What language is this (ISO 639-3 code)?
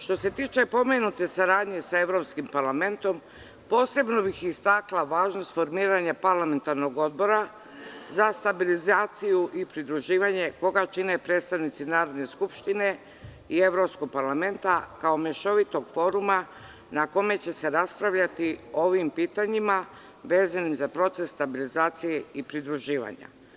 srp